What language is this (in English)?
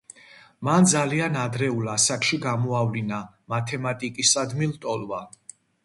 Georgian